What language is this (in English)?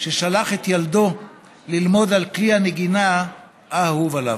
Hebrew